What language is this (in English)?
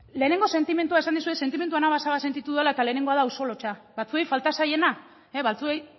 Basque